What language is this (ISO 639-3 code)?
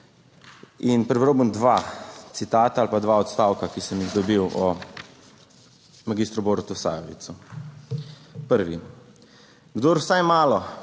slv